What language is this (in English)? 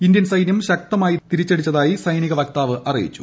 Malayalam